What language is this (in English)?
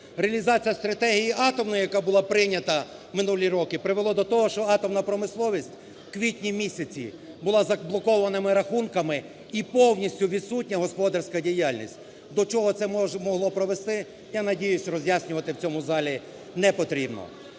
Ukrainian